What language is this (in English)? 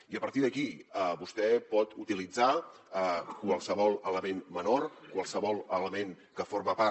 Catalan